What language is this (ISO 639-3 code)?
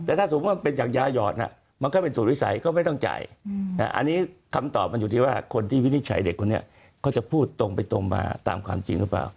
tha